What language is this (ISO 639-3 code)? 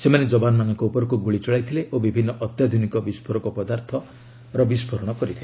ori